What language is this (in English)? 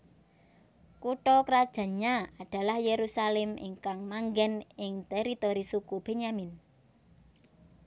Javanese